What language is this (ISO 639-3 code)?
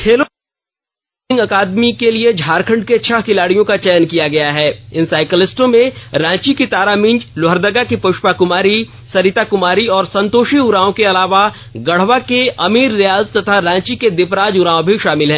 hin